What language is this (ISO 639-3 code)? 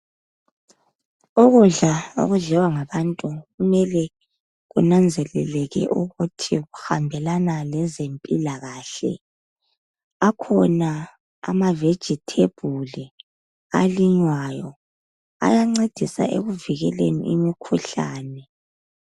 nde